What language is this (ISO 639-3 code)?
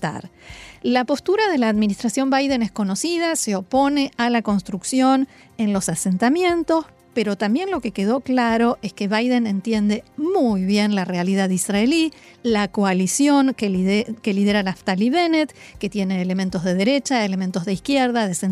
spa